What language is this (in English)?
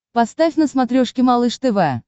Russian